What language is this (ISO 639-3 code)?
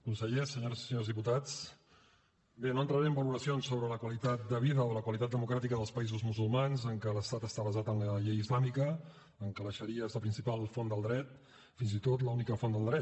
cat